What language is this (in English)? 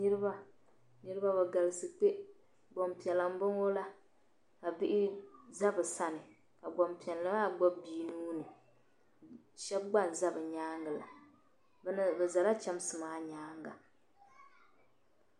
Dagbani